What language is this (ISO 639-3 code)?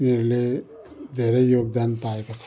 nep